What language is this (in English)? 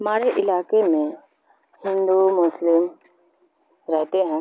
Urdu